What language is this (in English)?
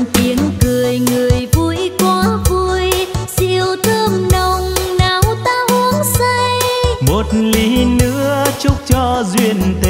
Vietnamese